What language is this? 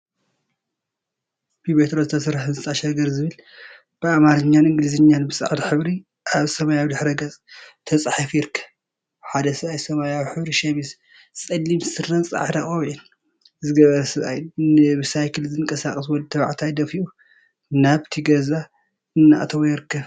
Tigrinya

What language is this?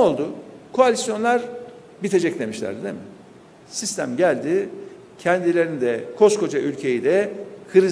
Turkish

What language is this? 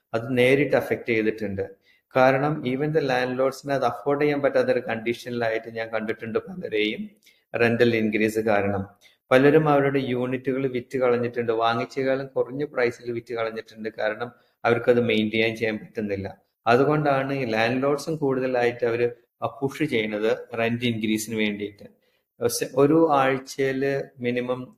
Malayalam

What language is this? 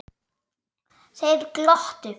Icelandic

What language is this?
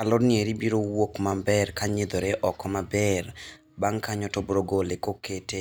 Luo (Kenya and Tanzania)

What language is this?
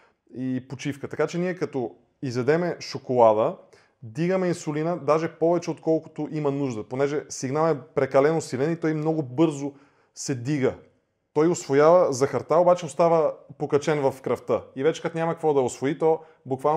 Bulgarian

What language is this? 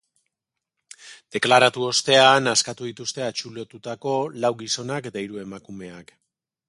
Basque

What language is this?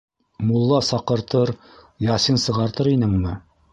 Bashkir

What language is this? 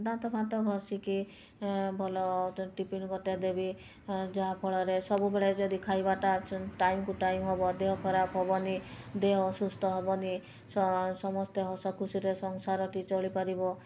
Odia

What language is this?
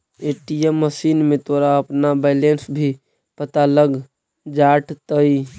Magahi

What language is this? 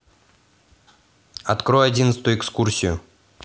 Russian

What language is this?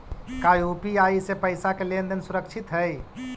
Magahi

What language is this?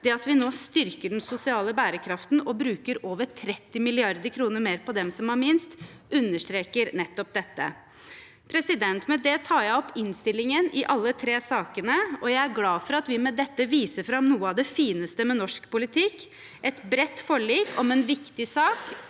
Norwegian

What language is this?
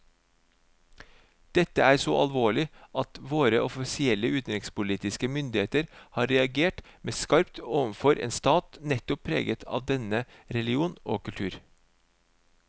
Norwegian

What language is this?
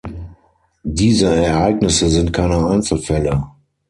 German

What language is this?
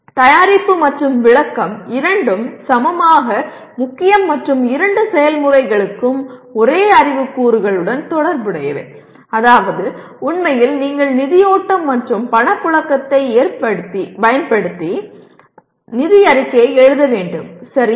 Tamil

